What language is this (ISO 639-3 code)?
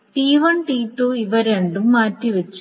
mal